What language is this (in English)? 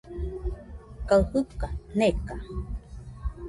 Nüpode Huitoto